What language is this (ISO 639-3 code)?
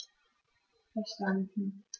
deu